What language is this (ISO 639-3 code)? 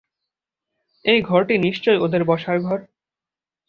ben